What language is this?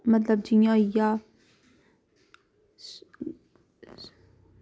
Dogri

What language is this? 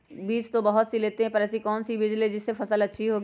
Magahi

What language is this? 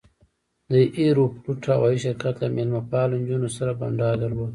Pashto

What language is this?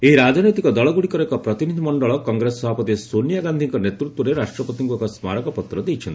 Odia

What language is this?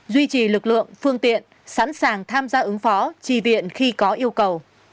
Vietnamese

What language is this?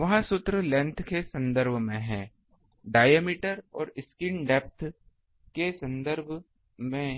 Hindi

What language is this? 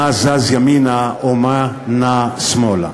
Hebrew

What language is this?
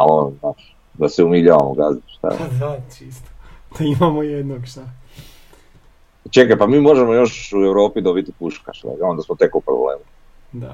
Croatian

